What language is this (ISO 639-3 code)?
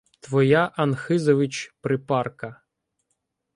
ukr